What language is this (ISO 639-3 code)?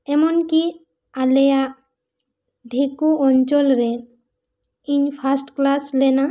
sat